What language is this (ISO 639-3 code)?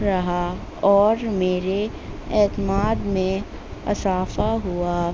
urd